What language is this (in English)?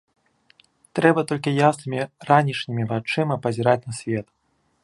Belarusian